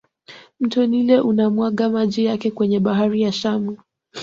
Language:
Swahili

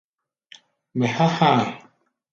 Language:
Gbaya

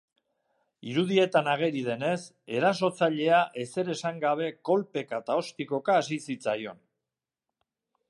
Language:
Basque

